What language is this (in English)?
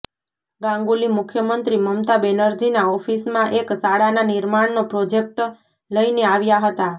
Gujarati